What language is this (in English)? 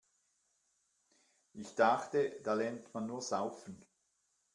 German